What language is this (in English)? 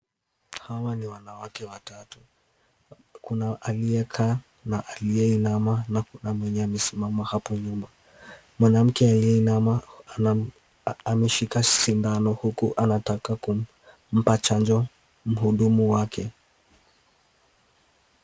Swahili